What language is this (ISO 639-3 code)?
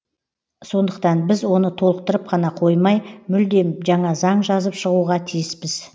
kaz